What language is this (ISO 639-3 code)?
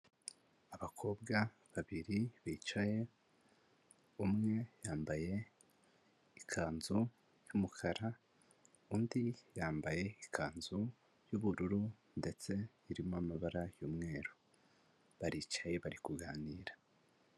kin